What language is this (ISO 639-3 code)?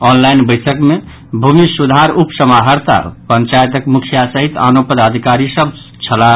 mai